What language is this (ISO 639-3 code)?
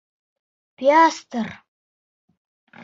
bak